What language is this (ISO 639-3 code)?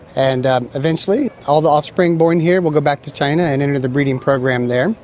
eng